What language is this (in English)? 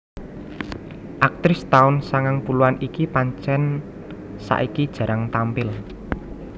Javanese